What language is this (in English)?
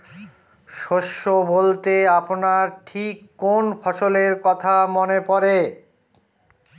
Bangla